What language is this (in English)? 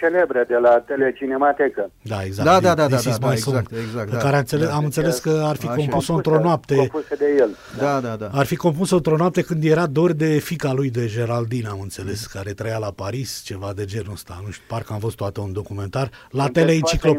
Romanian